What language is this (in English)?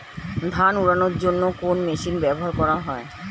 Bangla